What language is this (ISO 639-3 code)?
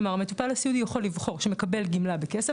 heb